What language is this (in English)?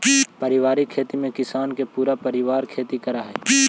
Magahi